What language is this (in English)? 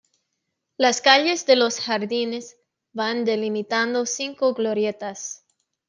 Spanish